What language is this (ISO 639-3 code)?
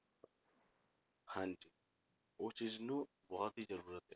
pan